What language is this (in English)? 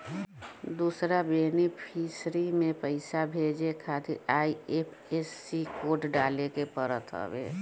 Bhojpuri